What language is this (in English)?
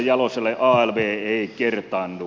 Finnish